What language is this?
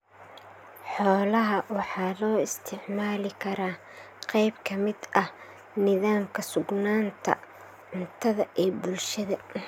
Somali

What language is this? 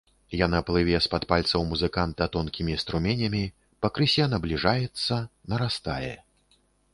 Belarusian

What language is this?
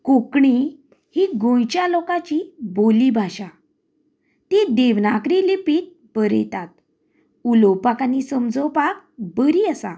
Konkani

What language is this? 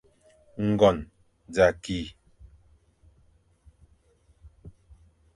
Fang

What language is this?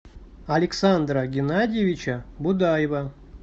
Russian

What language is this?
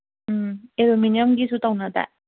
Manipuri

